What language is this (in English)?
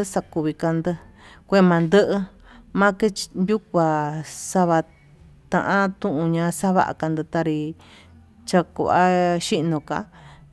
Tututepec Mixtec